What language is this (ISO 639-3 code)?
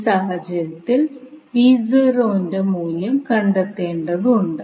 mal